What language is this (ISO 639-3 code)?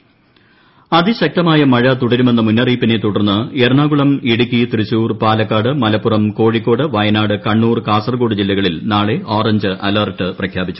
mal